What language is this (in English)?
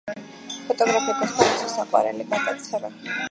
Georgian